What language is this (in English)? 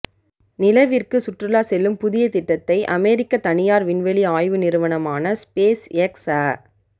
Tamil